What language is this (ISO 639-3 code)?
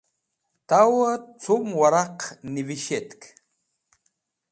wbl